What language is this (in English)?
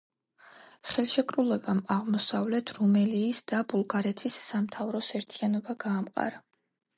Georgian